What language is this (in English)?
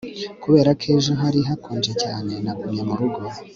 Kinyarwanda